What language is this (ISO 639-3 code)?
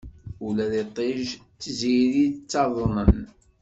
kab